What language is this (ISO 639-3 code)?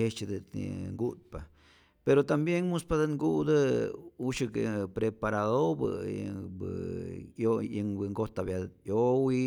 zor